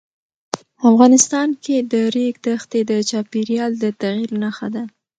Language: Pashto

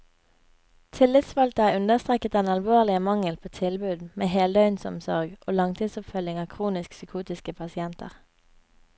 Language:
Norwegian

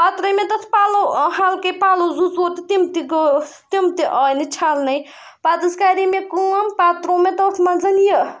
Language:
Kashmiri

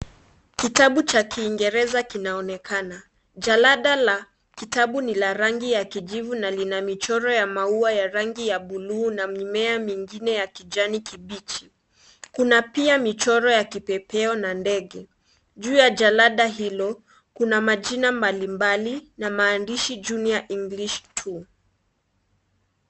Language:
Swahili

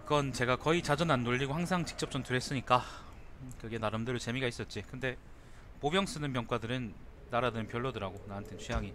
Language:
Korean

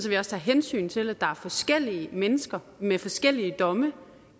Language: Danish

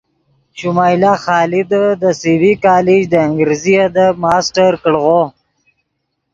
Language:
Yidgha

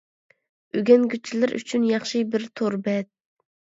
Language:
Uyghur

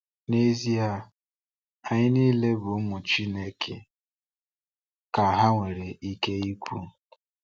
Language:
Igbo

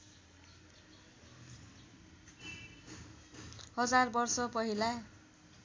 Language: Nepali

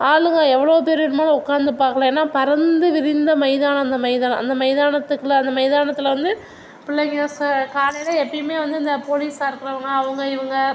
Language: Tamil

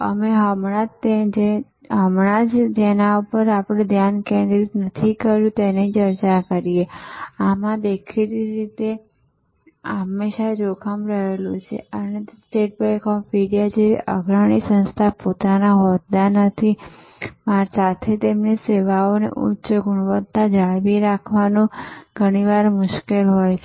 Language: Gujarati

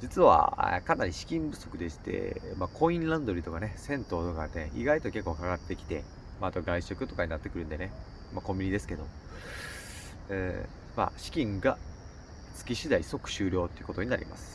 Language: Japanese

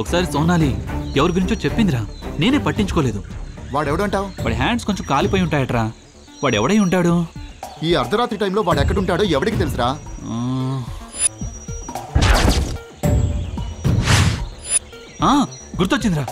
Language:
Telugu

